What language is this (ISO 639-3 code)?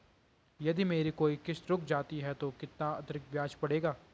hin